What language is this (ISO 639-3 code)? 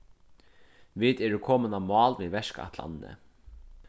fao